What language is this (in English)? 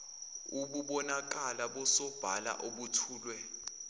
Zulu